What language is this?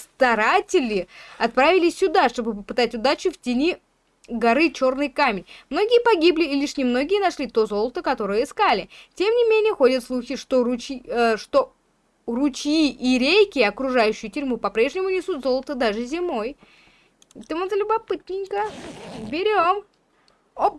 Russian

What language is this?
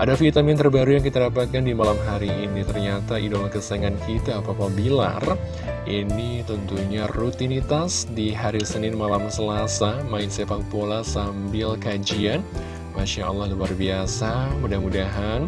Indonesian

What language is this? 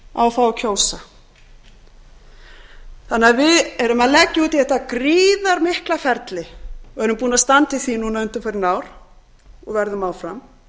Icelandic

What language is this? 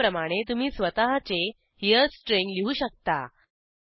Marathi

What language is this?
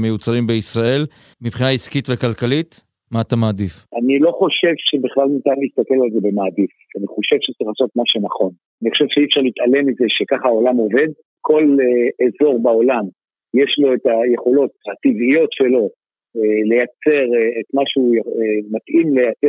Hebrew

